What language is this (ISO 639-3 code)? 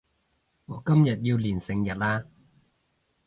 yue